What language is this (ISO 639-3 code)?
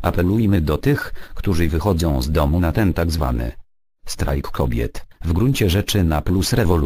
pol